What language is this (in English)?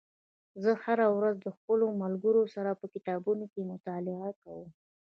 Pashto